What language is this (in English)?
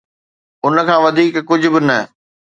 Sindhi